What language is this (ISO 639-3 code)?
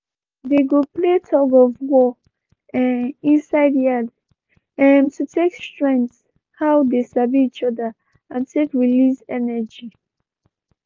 pcm